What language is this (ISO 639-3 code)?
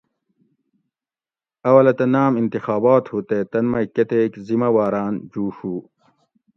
gwc